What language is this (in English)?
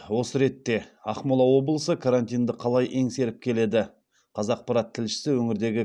Kazakh